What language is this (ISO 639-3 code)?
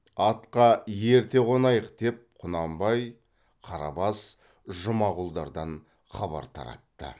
kaz